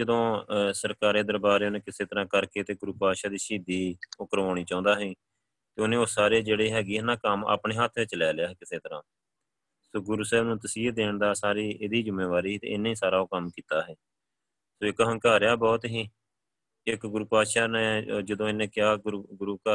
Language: Punjabi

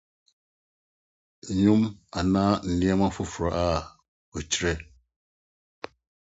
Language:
Akan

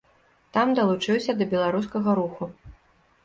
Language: Belarusian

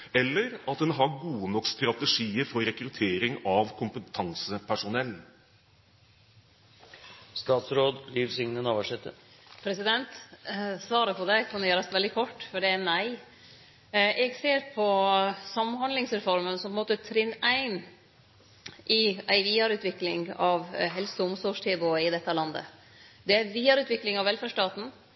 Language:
Norwegian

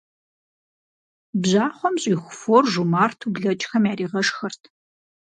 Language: Kabardian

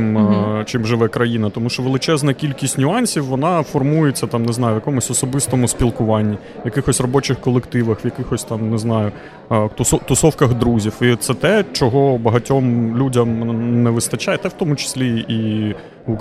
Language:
Ukrainian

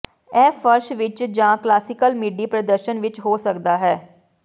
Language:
Punjabi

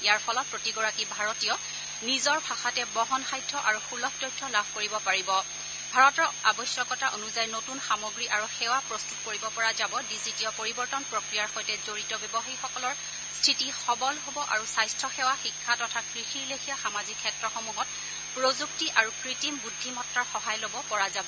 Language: Assamese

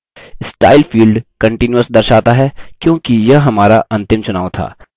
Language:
Hindi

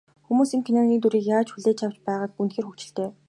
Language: Mongolian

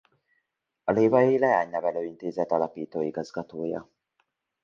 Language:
Hungarian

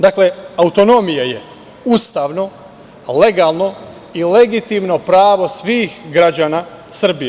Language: Serbian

